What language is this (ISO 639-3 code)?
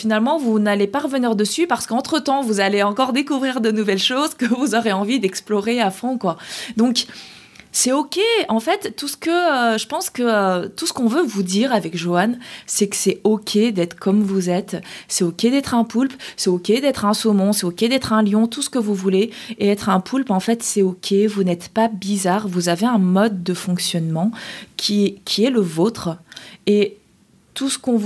fra